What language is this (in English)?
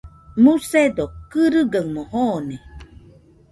Nüpode Huitoto